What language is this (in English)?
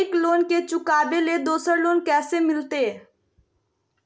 Magahi